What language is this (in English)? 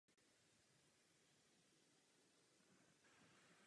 Czech